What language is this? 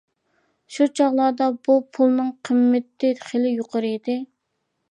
Uyghur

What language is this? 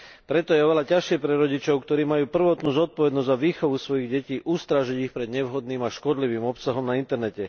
Slovak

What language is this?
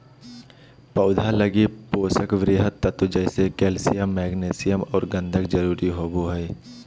Magahi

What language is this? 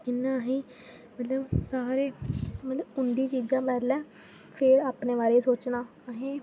Dogri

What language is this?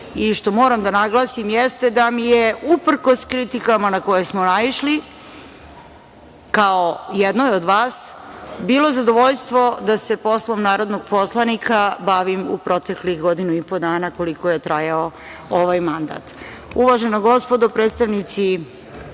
Serbian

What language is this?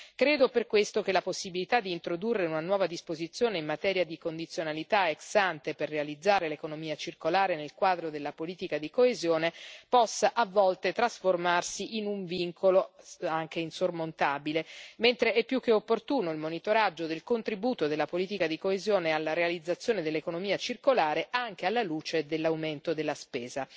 Italian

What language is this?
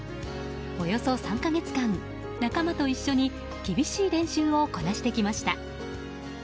Japanese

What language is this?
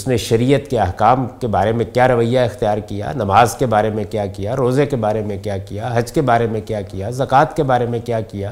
Urdu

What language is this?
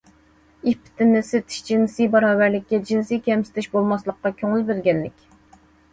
Uyghur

